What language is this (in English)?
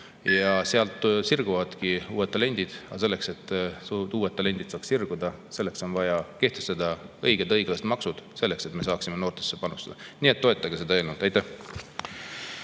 Estonian